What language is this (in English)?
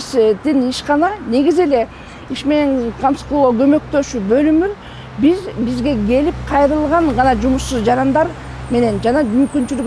Turkish